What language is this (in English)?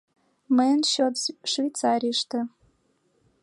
Mari